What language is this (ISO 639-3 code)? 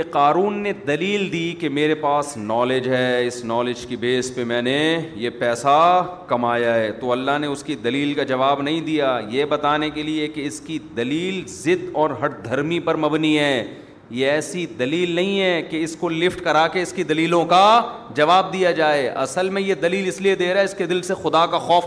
urd